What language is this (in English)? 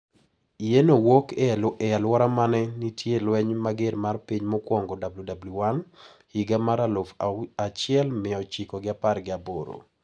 Luo (Kenya and Tanzania)